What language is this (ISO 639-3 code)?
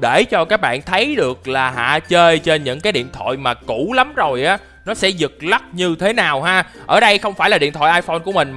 vie